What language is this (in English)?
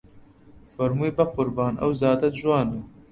Central Kurdish